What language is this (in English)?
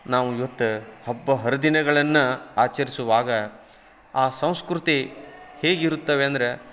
Kannada